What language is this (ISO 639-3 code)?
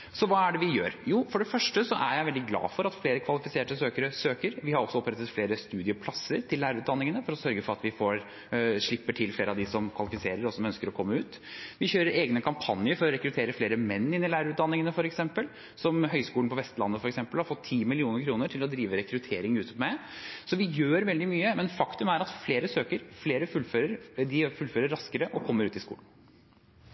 nob